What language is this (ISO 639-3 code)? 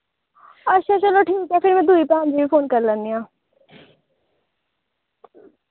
doi